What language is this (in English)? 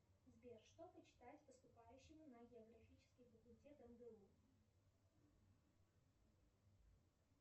Russian